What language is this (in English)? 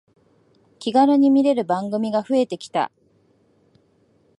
Japanese